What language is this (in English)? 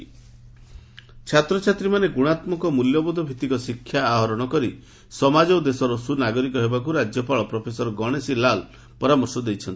Odia